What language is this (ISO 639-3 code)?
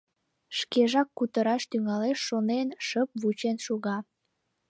chm